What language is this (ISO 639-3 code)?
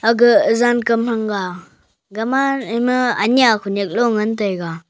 nnp